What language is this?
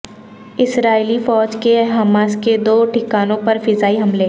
Urdu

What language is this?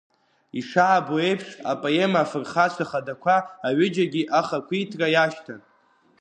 Abkhazian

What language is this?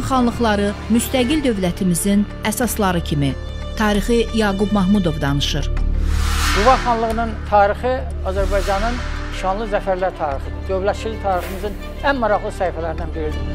Turkish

